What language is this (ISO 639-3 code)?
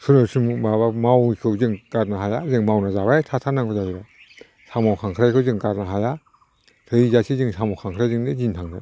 brx